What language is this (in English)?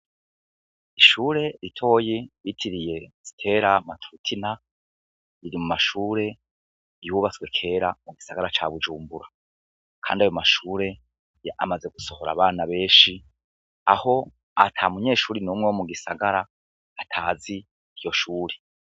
Rundi